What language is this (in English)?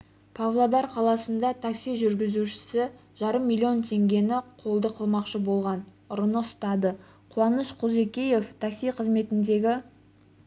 Kazakh